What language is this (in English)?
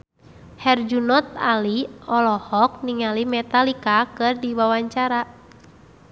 Sundanese